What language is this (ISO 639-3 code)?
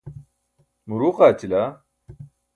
bsk